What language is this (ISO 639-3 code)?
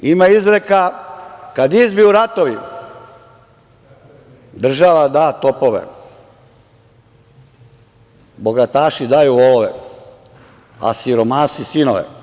srp